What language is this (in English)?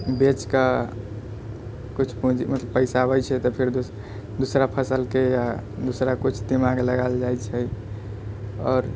Maithili